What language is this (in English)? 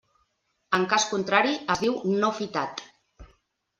Catalan